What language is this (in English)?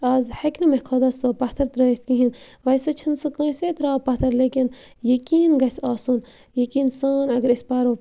Kashmiri